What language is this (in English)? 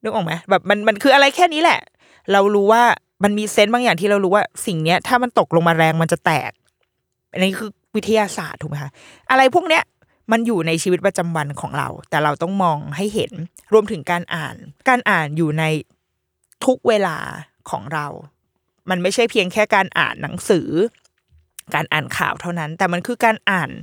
Thai